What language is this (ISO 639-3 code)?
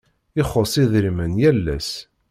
kab